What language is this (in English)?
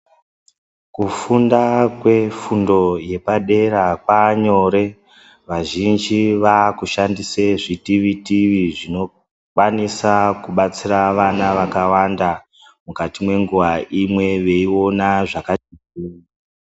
Ndau